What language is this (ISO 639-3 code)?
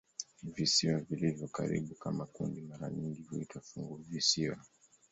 swa